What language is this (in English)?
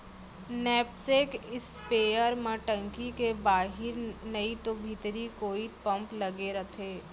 Chhattisgarhi